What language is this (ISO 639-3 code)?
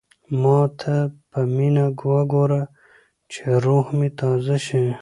pus